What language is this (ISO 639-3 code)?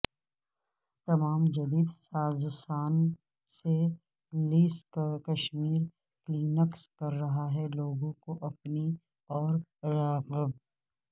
urd